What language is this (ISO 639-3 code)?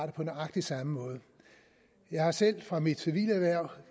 dan